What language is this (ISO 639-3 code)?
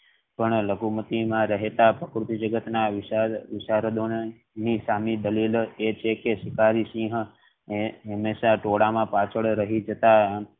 guj